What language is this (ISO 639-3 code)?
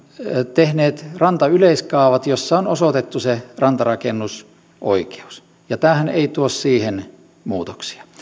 fin